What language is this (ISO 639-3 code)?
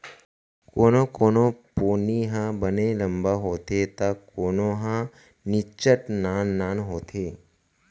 hne